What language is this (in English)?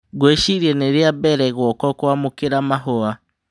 Kikuyu